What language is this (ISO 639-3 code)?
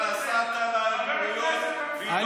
heb